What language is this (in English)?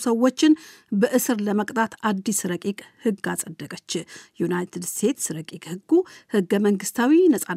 Amharic